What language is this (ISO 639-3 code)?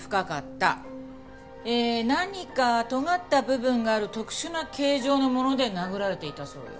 jpn